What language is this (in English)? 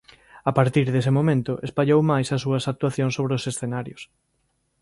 Galician